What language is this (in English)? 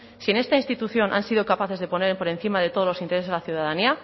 Spanish